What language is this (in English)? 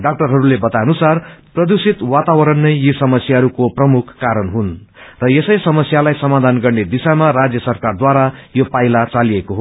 Nepali